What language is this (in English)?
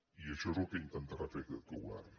Catalan